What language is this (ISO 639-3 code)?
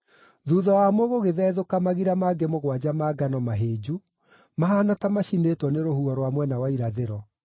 kik